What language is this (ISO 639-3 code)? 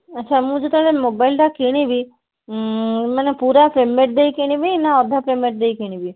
ori